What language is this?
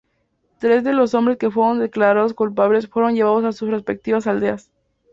Spanish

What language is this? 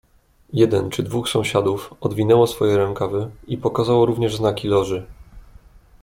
Polish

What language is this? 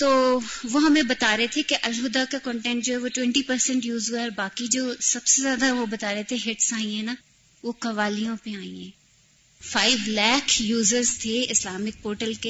Urdu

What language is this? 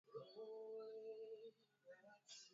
Swahili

